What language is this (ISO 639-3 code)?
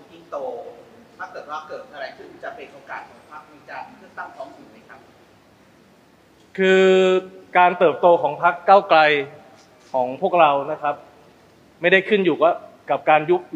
tha